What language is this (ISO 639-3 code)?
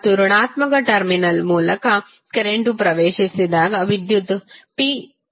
kan